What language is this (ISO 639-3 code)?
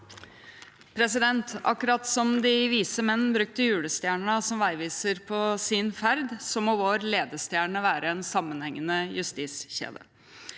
nor